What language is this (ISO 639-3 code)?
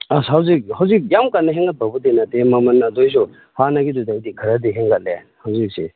mni